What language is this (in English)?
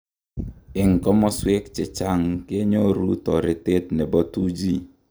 Kalenjin